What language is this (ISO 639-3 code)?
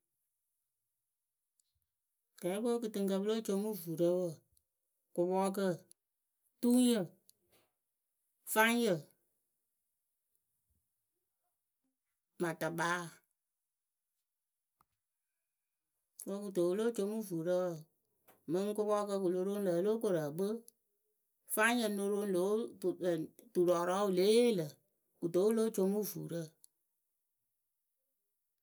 keu